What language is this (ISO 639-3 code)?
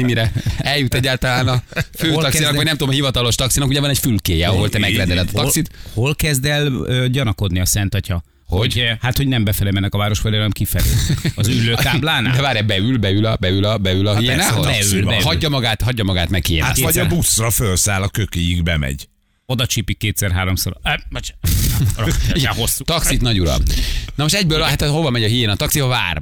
hun